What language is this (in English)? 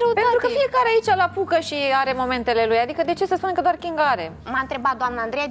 Romanian